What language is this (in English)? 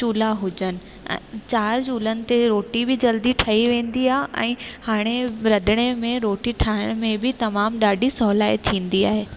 Sindhi